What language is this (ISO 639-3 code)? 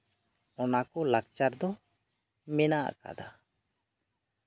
sat